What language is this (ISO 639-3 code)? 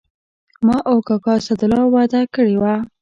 pus